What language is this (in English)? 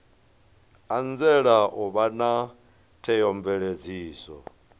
Venda